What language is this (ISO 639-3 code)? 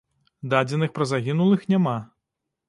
bel